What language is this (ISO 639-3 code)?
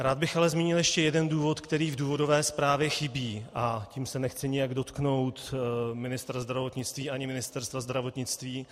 ces